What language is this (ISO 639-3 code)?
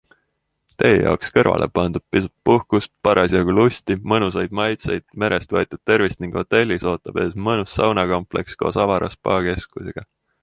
est